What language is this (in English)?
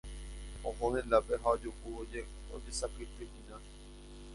Guarani